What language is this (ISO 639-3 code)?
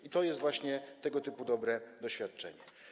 pol